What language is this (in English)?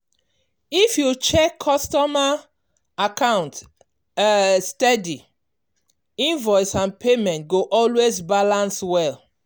Nigerian Pidgin